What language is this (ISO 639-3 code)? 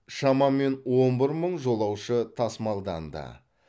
kaz